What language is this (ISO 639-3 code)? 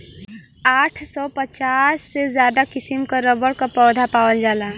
bho